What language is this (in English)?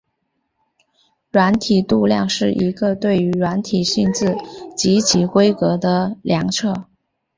Chinese